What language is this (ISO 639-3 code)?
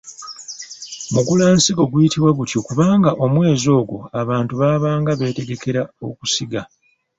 lug